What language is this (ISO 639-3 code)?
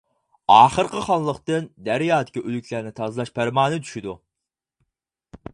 uig